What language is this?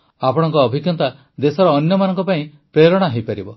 Odia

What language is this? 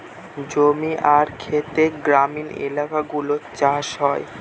Bangla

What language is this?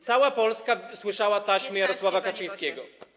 Polish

